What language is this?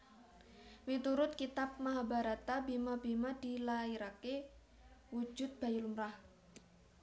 Javanese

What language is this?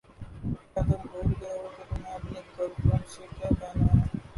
Urdu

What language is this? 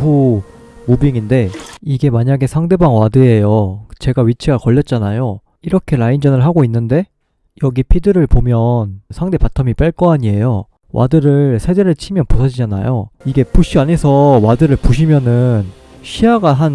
Korean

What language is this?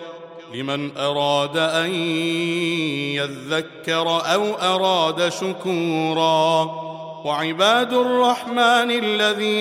Arabic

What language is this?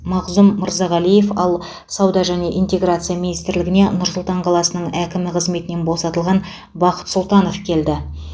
Kazakh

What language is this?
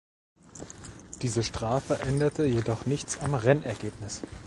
German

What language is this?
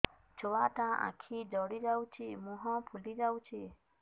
Odia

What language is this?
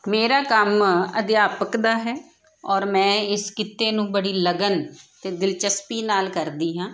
Punjabi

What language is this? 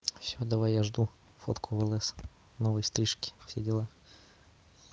Russian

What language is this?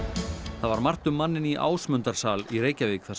Icelandic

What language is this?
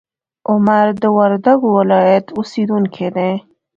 Pashto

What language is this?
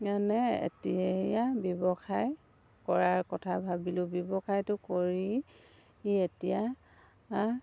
Assamese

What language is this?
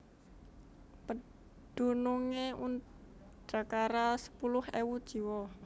Javanese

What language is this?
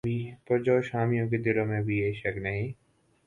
Urdu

